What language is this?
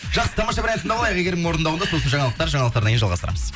Kazakh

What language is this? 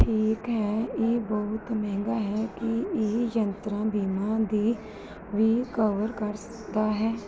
Punjabi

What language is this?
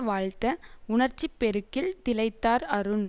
Tamil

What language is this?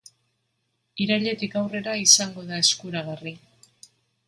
Basque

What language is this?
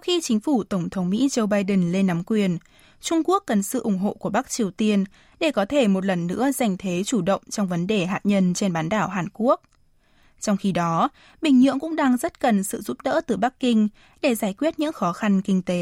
Vietnamese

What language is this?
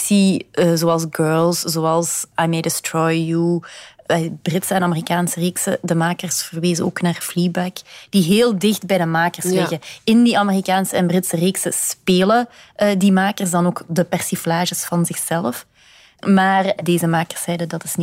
Dutch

